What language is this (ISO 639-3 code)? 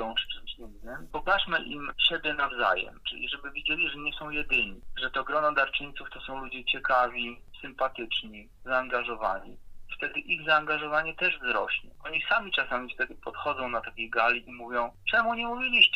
pol